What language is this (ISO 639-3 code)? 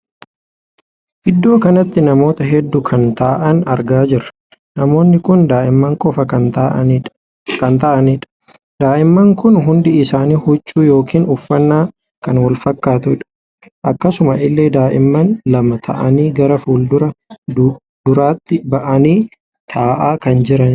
orm